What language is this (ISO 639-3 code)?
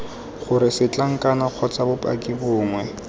tsn